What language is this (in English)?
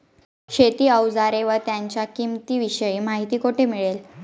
Marathi